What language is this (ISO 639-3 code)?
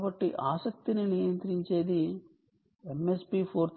tel